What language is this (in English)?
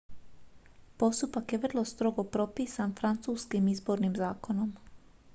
Croatian